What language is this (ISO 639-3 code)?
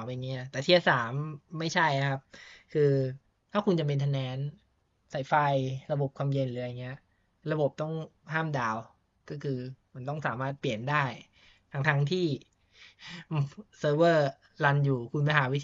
tha